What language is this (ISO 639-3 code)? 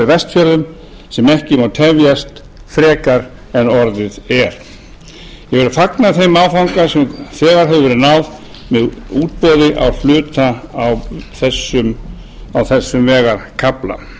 isl